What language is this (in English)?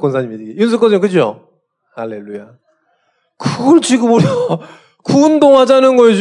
Korean